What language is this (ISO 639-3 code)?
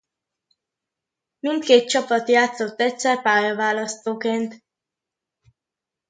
hun